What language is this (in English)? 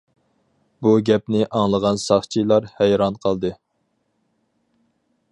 Uyghur